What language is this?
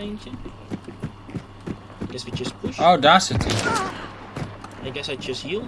Dutch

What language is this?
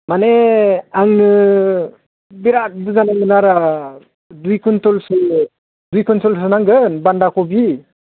Bodo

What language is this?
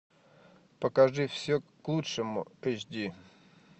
Russian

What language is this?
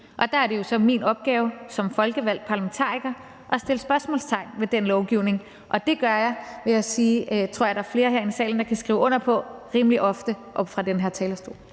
Danish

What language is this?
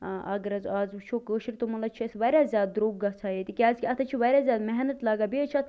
Kashmiri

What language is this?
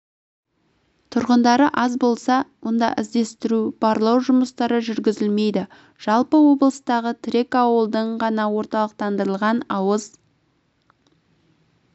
Kazakh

